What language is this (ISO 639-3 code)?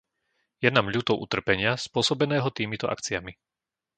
slk